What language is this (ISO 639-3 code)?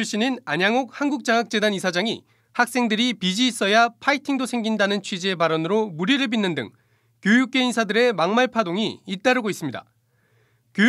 kor